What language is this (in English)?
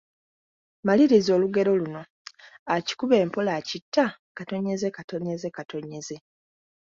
Ganda